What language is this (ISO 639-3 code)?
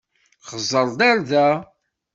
kab